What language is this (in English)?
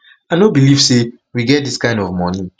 Nigerian Pidgin